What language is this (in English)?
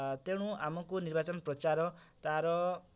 Odia